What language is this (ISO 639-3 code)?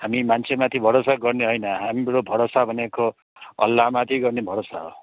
nep